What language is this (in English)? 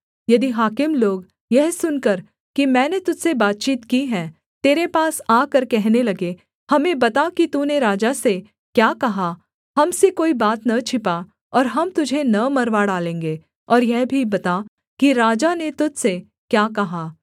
Hindi